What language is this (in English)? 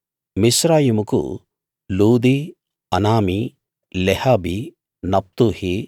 Telugu